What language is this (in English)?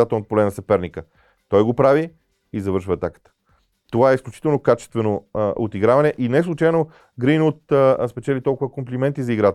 Bulgarian